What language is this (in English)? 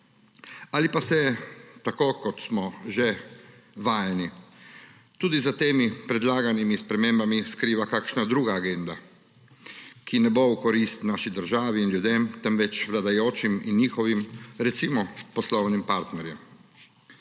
Slovenian